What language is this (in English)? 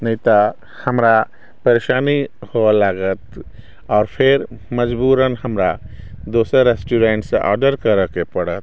Maithili